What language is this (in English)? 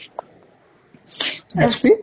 Assamese